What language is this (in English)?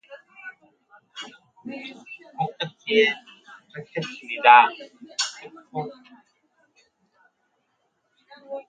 Korean